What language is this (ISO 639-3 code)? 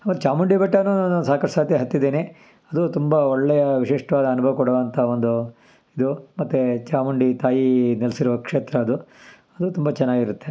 kan